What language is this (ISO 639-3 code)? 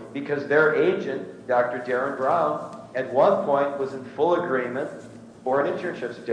eng